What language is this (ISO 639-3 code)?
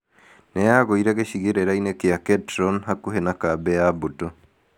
kik